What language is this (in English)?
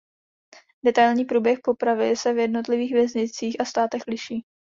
Czech